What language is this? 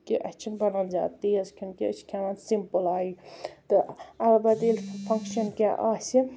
Kashmiri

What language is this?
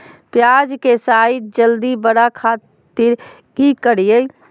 Magahi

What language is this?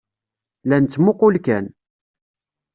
Kabyle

